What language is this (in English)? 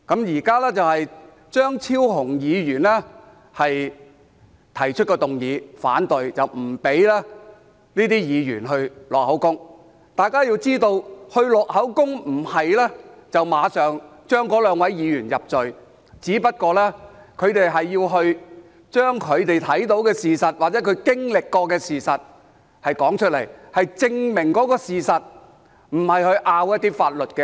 Cantonese